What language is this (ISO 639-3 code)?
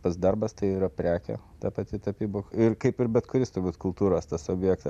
lit